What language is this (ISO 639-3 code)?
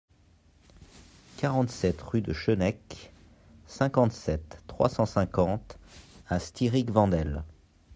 fra